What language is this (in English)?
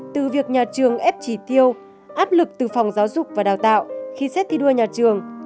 Vietnamese